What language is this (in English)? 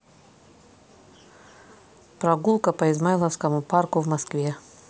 Russian